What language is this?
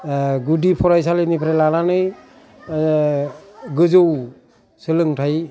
Bodo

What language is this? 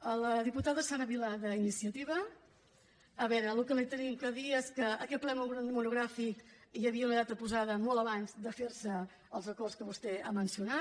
Catalan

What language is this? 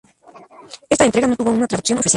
Spanish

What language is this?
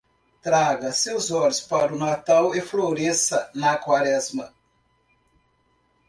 Portuguese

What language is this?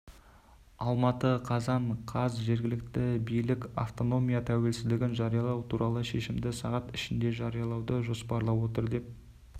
Kazakh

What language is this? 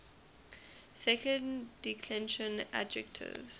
English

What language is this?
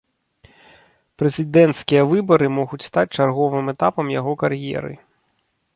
Belarusian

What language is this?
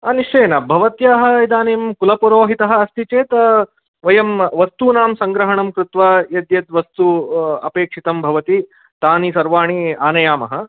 Sanskrit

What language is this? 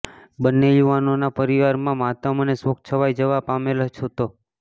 Gujarati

